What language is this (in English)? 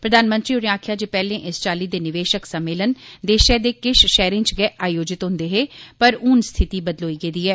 Dogri